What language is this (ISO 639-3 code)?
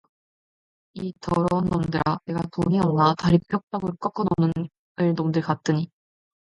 kor